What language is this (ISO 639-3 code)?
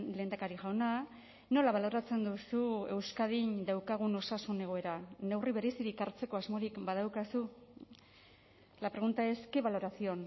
eus